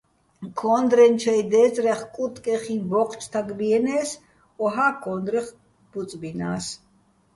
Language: Bats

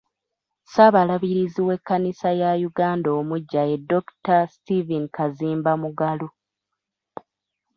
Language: Ganda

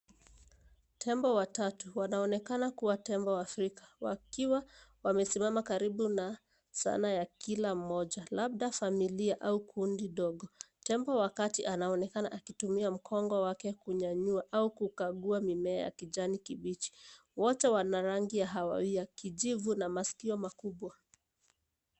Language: Swahili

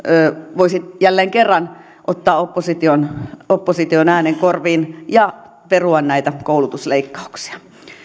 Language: Finnish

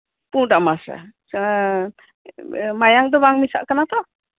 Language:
Santali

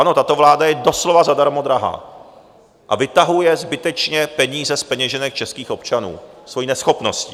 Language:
Czech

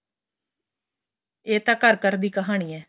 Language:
Punjabi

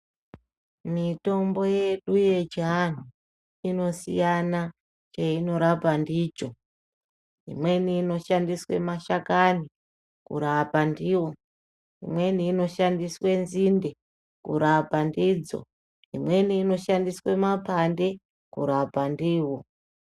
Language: Ndau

